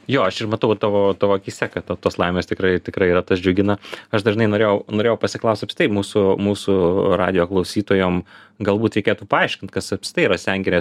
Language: Lithuanian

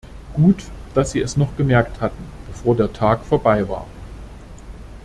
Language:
German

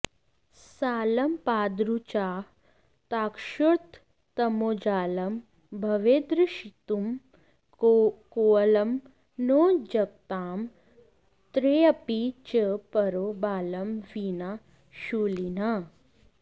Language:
Sanskrit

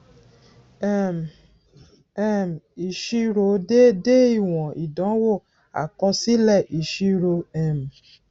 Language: Yoruba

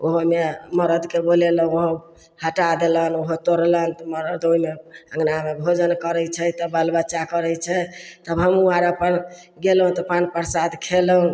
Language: Maithili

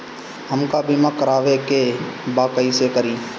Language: Bhojpuri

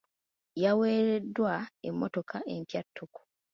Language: Ganda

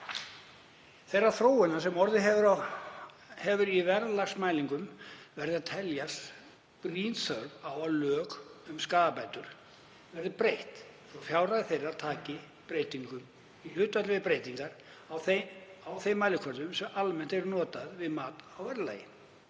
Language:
Icelandic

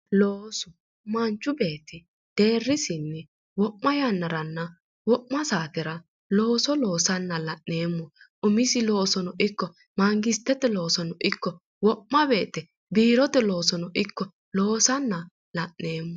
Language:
Sidamo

